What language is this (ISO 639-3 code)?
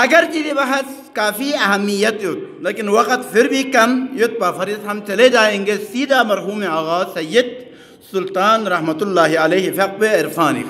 ara